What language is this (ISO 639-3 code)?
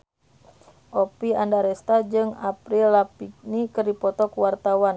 sun